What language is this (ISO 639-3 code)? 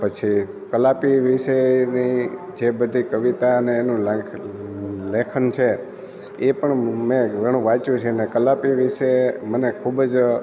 guj